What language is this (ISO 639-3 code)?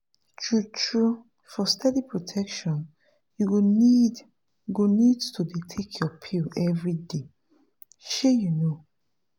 pcm